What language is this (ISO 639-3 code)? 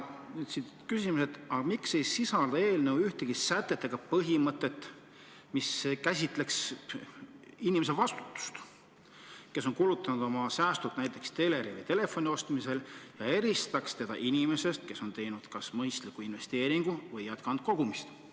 est